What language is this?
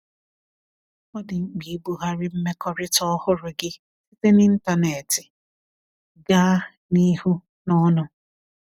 Igbo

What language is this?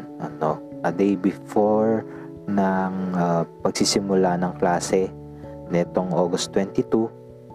Filipino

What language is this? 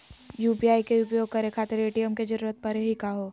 Magahi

